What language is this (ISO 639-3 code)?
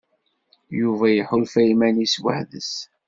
kab